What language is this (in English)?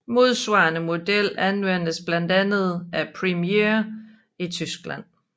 Danish